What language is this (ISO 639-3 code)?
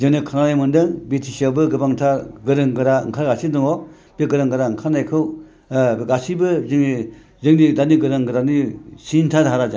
brx